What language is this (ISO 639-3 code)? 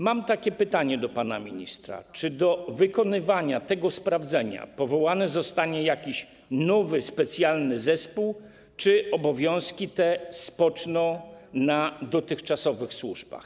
pol